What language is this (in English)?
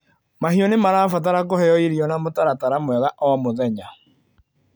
Kikuyu